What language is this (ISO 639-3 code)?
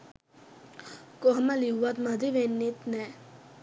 sin